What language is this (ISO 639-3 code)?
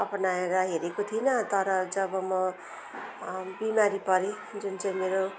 nep